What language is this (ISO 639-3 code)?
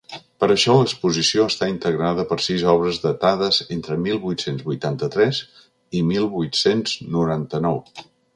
cat